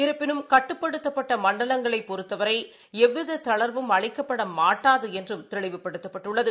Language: Tamil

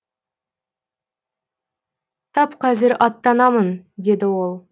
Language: Kazakh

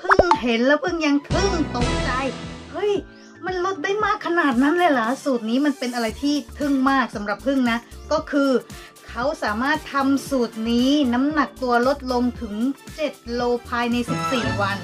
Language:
Thai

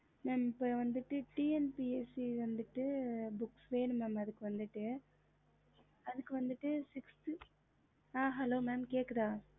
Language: Tamil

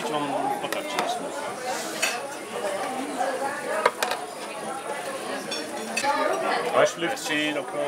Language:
Dutch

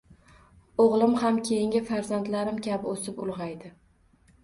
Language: Uzbek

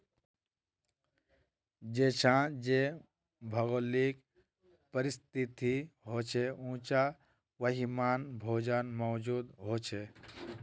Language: Magahi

